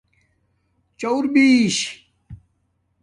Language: Domaaki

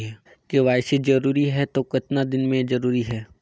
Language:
Chhattisgarhi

